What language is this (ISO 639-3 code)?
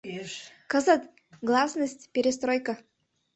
chm